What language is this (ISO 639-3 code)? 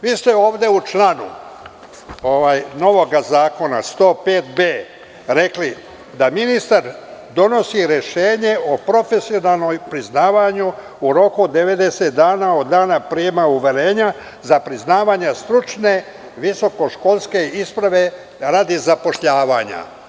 srp